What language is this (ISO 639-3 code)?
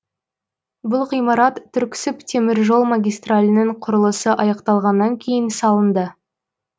kaz